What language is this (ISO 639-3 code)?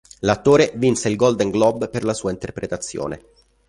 ita